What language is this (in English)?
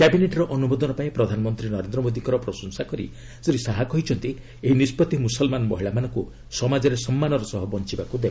Odia